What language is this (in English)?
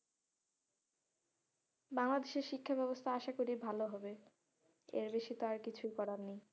Bangla